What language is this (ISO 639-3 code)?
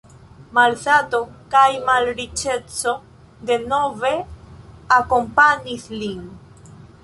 epo